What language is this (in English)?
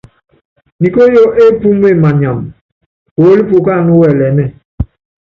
Yangben